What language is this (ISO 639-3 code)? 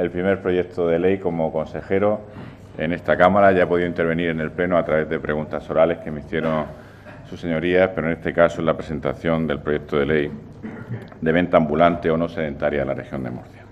spa